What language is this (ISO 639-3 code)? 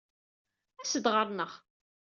kab